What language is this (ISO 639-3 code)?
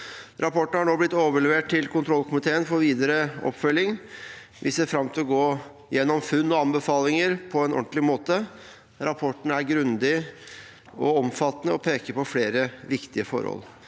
nor